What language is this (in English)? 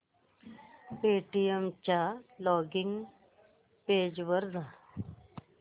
Marathi